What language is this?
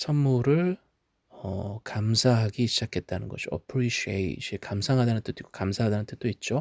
Korean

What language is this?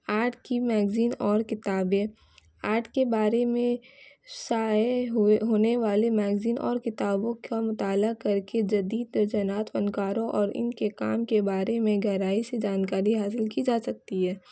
Urdu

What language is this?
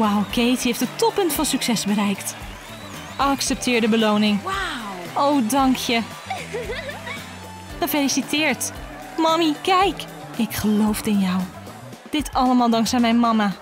Dutch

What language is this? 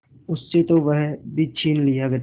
Hindi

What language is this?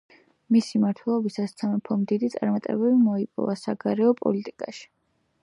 Georgian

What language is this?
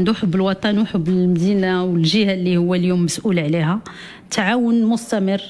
Arabic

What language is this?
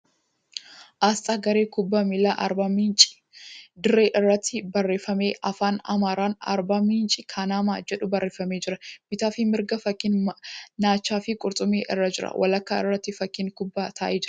Oromo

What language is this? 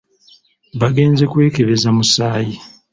Ganda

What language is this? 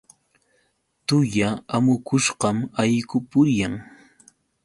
Yauyos Quechua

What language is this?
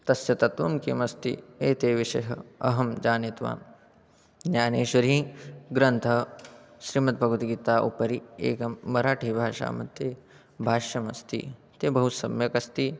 Sanskrit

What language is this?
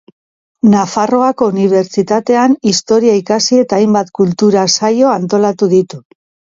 Basque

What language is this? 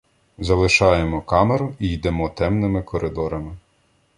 Ukrainian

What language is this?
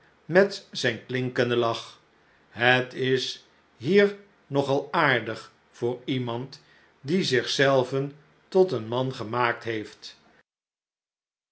Dutch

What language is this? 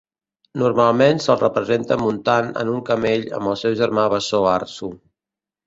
Catalan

